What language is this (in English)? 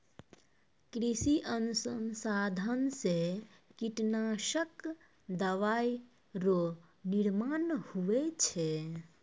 Maithili